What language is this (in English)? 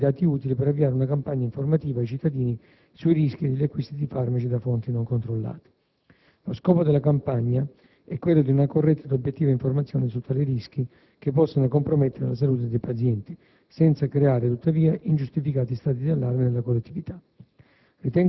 Italian